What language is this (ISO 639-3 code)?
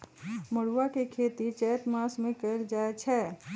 mag